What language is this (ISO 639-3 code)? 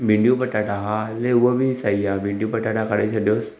snd